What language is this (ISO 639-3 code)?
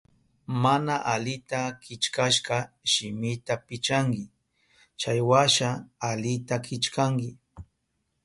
qup